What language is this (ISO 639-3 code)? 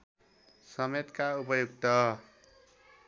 nep